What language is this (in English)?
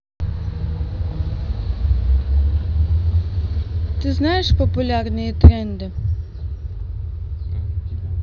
Russian